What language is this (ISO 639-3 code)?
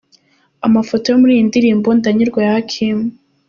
kin